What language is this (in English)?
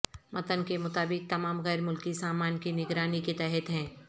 Urdu